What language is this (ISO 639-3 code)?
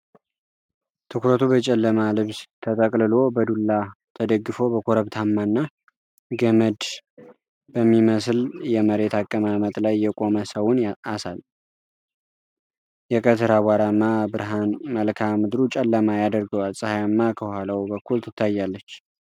amh